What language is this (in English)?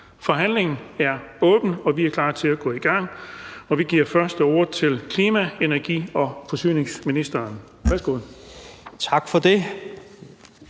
Danish